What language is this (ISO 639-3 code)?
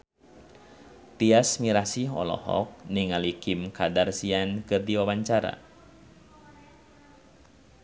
sun